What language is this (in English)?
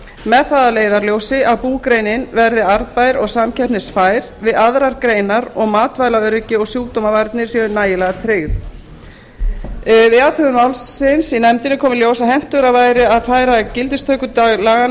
Icelandic